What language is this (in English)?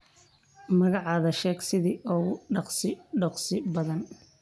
Somali